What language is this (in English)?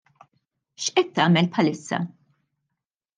Maltese